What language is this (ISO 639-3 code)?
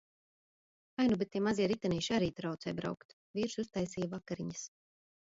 lav